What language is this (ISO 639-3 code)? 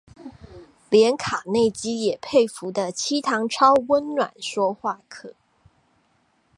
zho